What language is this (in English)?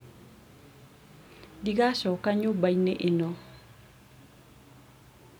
Kikuyu